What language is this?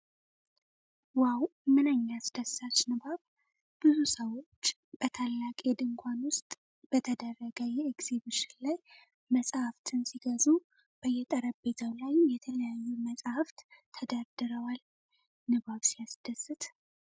Amharic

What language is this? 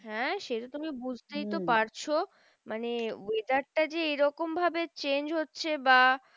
Bangla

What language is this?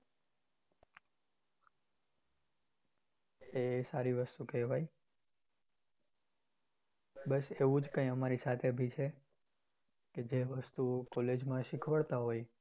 Gujarati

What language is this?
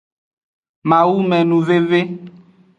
Aja (Benin)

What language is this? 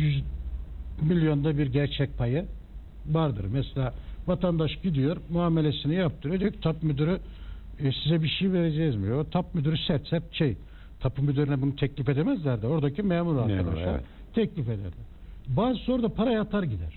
Turkish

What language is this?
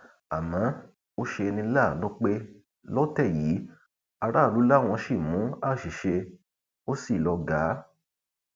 Yoruba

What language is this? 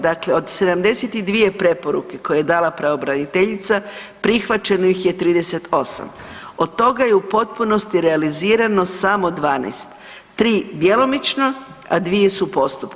Croatian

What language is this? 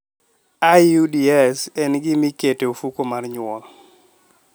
Luo (Kenya and Tanzania)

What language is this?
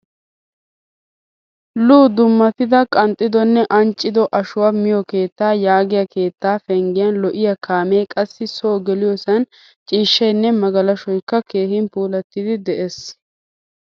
Wolaytta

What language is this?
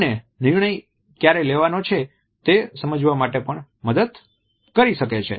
Gujarati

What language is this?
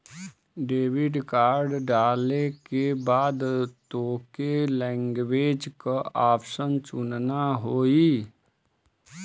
Bhojpuri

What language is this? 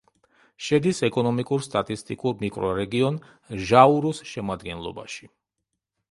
Georgian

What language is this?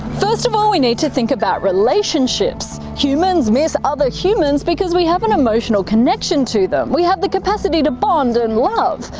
English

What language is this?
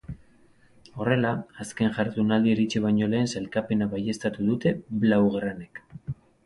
Basque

